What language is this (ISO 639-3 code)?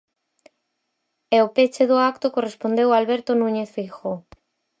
glg